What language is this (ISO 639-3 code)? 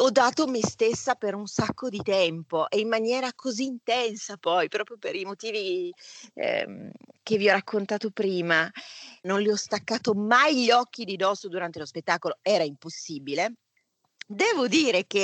ita